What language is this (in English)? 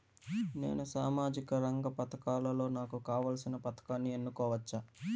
Telugu